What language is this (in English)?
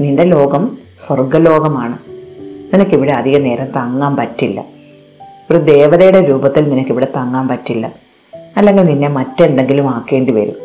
Malayalam